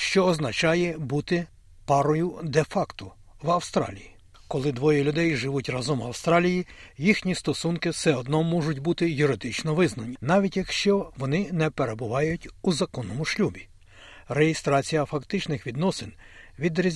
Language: Ukrainian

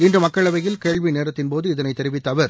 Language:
Tamil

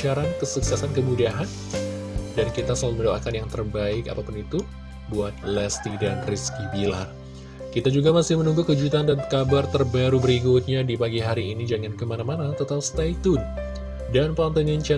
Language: Indonesian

